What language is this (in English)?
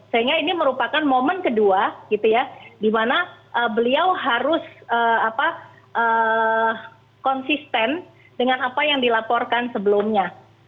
Indonesian